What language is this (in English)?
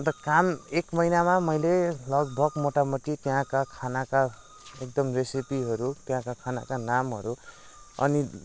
Nepali